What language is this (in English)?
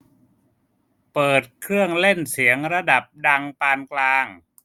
Thai